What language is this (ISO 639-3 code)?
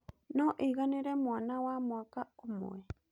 kik